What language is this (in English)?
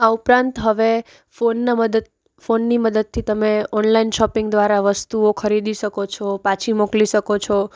Gujarati